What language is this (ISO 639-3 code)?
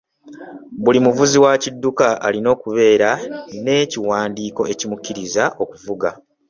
lug